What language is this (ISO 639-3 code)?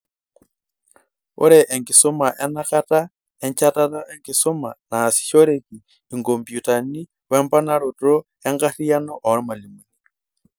mas